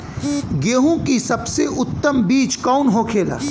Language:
Bhojpuri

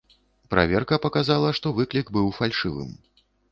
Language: Belarusian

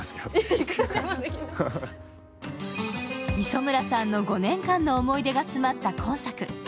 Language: Japanese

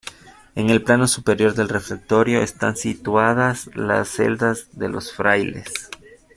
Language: Spanish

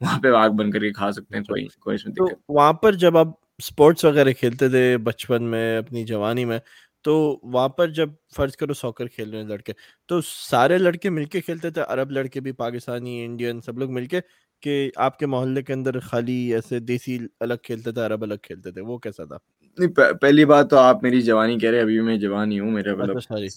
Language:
Urdu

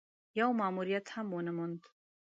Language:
Pashto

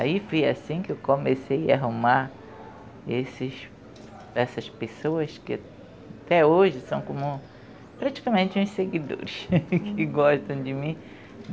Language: Portuguese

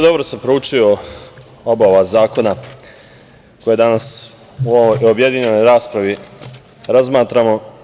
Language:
Serbian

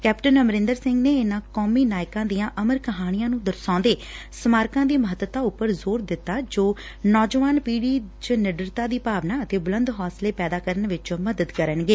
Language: Punjabi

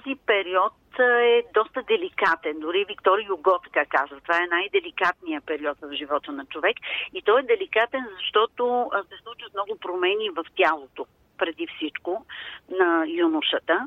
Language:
Bulgarian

